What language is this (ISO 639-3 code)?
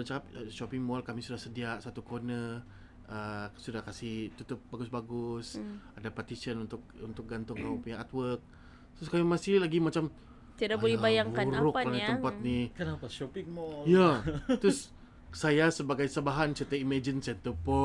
msa